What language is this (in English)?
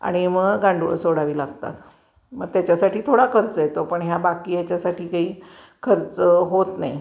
Marathi